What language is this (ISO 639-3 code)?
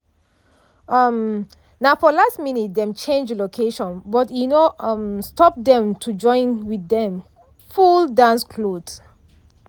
pcm